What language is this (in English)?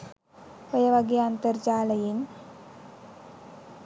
Sinhala